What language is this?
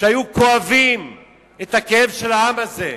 Hebrew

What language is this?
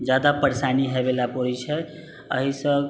Maithili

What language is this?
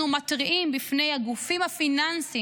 Hebrew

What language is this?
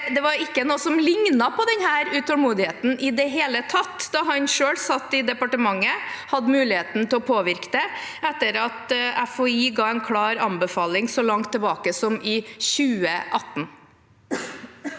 Norwegian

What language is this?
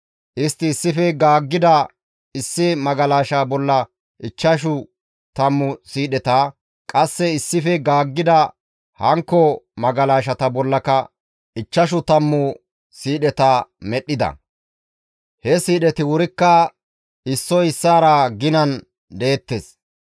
Gamo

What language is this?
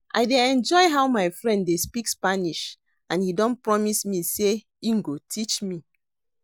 Nigerian Pidgin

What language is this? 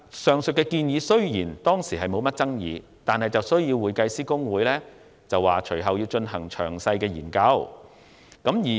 Cantonese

